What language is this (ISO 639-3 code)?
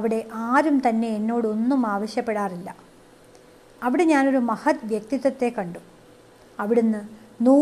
mal